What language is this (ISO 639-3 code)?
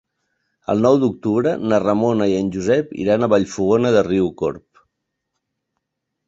cat